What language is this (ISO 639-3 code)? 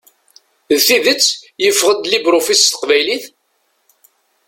kab